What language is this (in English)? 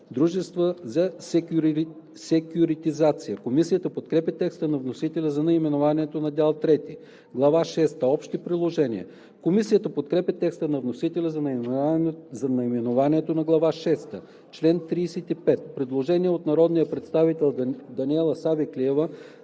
Bulgarian